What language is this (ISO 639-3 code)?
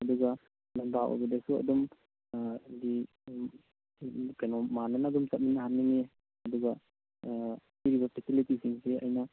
mni